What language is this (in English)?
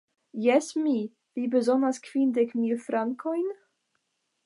Esperanto